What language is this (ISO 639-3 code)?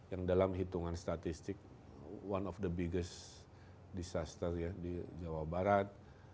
ind